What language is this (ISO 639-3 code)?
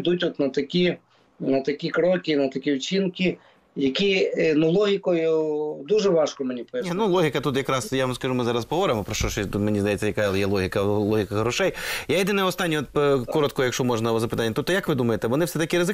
ukr